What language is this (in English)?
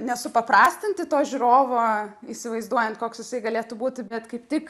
Lithuanian